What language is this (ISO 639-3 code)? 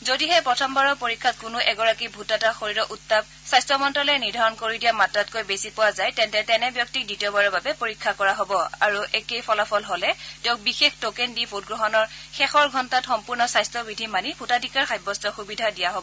asm